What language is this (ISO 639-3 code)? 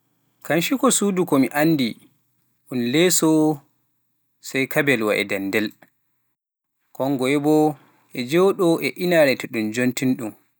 fuf